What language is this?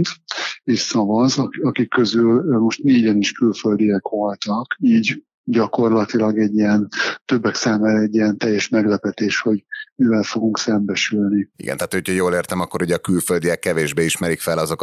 Hungarian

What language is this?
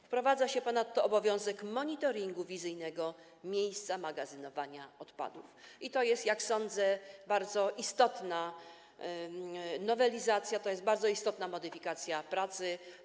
Polish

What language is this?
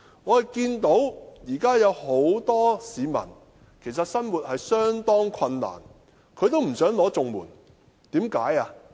Cantonese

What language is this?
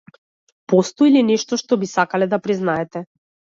Macedonian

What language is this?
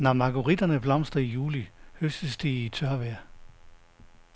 Danish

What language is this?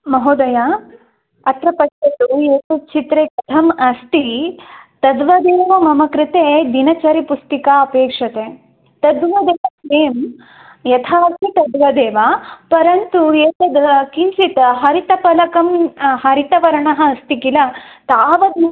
Sanskrit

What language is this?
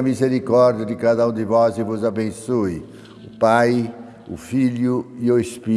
Portuguese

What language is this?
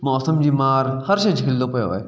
Sindhi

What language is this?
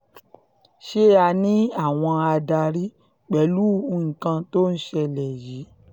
Yoruba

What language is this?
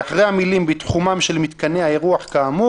Hebrew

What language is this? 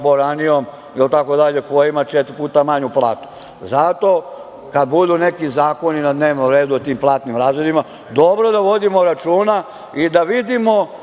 Serbian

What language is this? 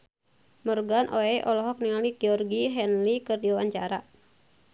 Sundanese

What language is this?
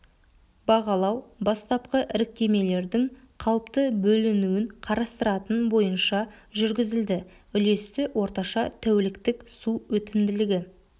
Kazakh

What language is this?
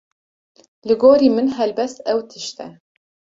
Kurdish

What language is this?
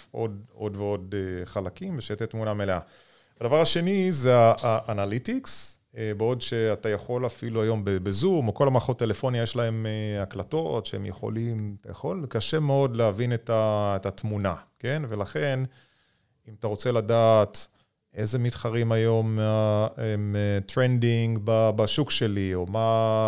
Hebrew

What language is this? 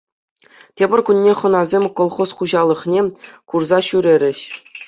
Chuvash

